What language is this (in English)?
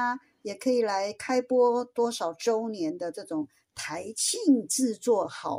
Chinese